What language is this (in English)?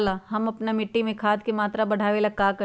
Magahi